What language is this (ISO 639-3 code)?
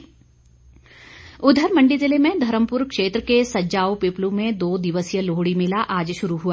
hin